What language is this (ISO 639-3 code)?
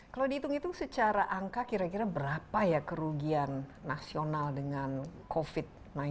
ind